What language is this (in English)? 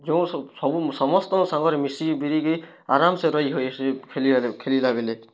Odia